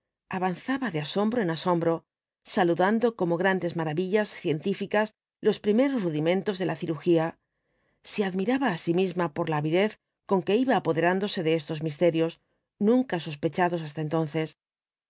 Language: Spanish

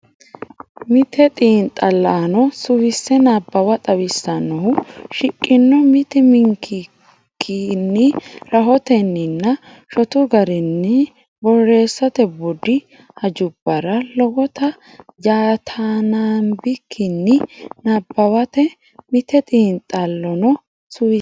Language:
Sidamo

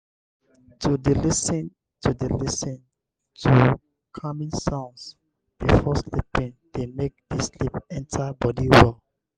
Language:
Nigerian Pidgin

